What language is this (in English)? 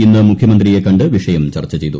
Malayalam